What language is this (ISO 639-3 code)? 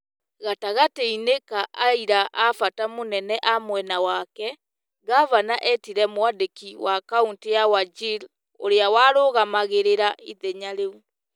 kik